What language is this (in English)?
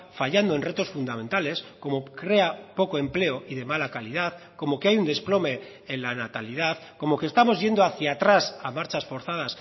Spanish